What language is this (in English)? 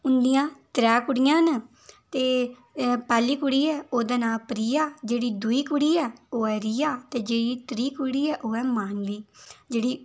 Dogri